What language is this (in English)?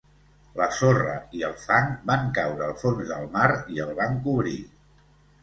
Catalan